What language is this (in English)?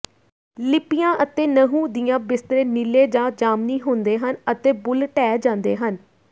Punjabi